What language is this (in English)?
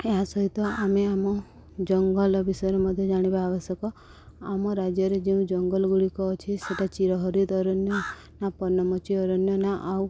Odia